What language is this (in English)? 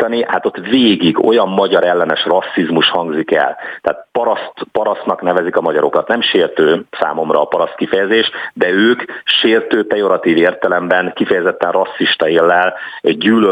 Hungarian